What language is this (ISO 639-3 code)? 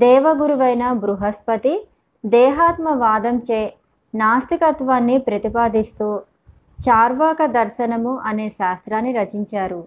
tel